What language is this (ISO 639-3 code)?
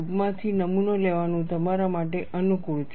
guj